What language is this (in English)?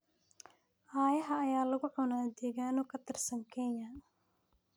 Somali